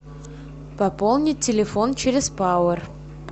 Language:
Russian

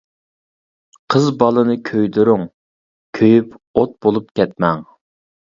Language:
Uyghur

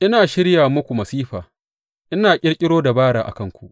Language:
Hausa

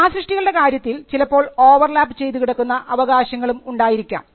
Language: Malayalam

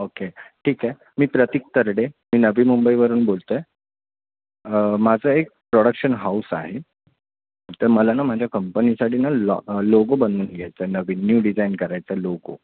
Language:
Marathi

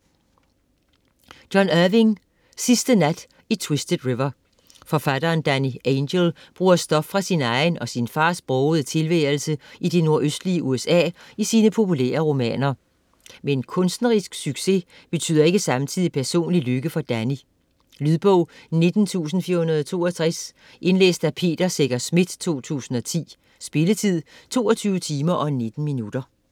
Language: Danish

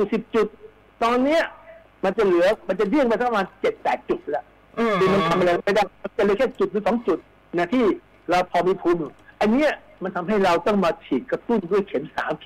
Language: Thai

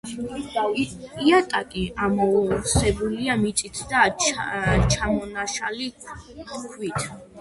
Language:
Georgian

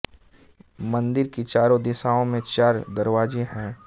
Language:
Hindi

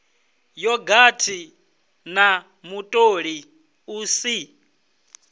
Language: Venda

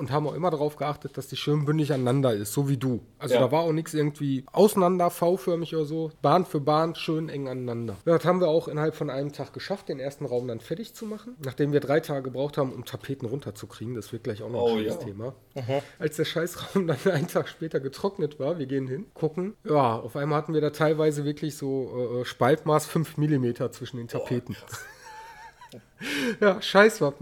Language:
German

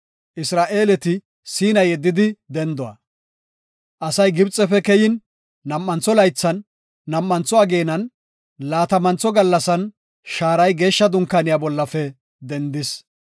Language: Gofa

